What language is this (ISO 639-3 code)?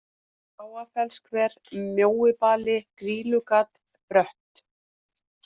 isl